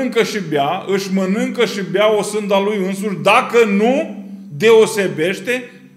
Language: Romanian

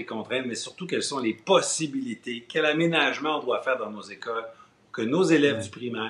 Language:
French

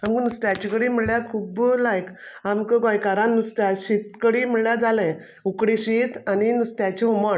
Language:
Konkani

